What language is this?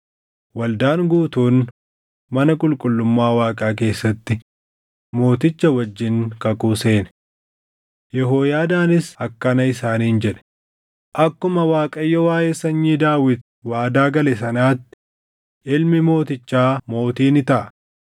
Oromo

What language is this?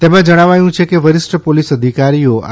Gujarati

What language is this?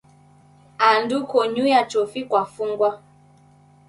Taita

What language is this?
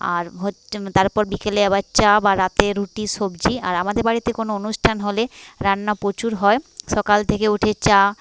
Bangla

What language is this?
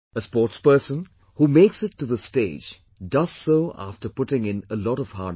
English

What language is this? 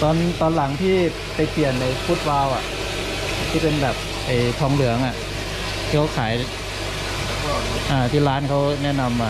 Thai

